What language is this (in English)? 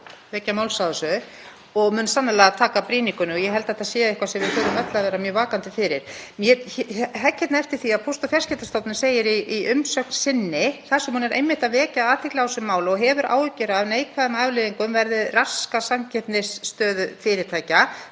Icelandic